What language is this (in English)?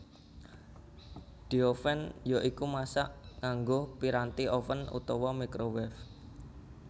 Javanese